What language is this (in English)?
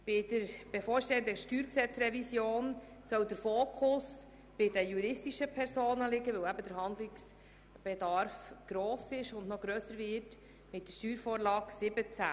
Swiss German